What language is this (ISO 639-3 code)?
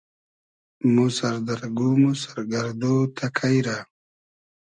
haz